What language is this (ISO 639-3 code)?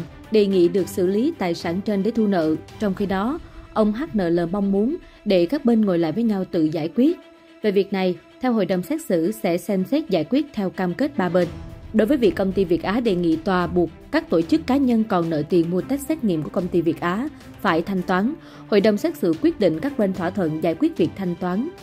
vie